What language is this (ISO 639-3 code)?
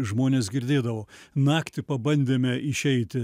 lit